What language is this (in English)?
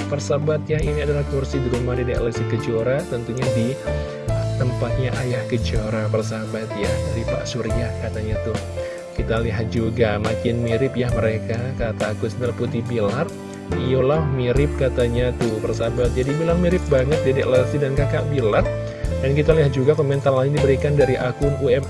Indonesian